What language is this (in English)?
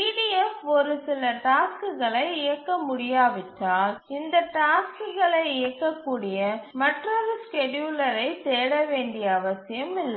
Tamil